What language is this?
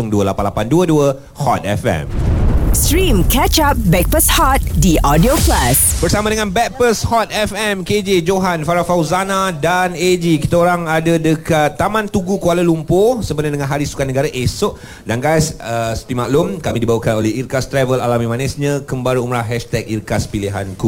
Malay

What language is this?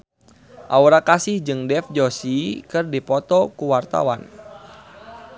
Sundanese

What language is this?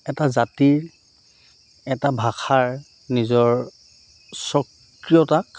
Assamese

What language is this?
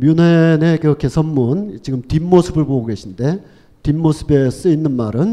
Korean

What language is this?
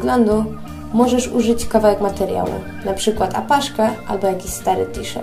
Polish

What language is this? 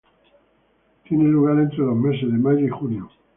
Spanish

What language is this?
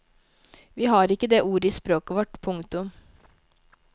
Norwegian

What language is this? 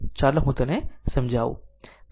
Gujarati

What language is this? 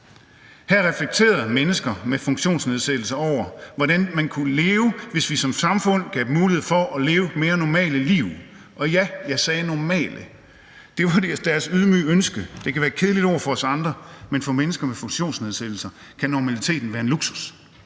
Danish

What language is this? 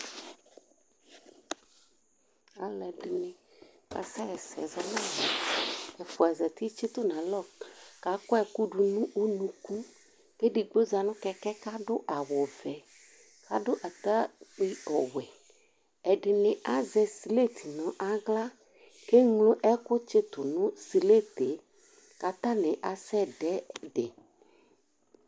Ikposo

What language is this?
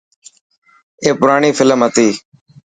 Dhatki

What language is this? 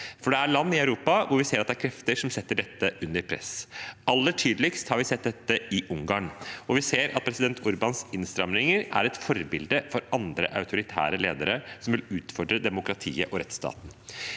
Norwegian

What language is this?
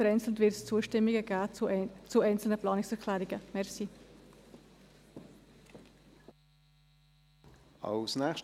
Swiss German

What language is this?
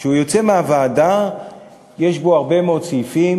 Hebrew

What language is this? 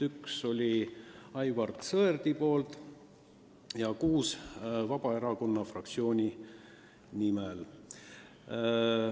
Estonian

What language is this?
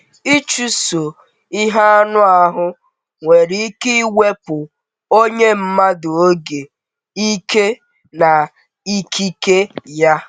Igbo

